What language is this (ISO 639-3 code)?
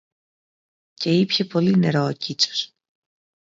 ell